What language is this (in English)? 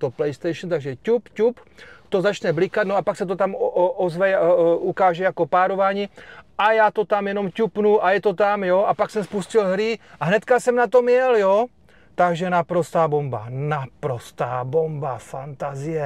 Czech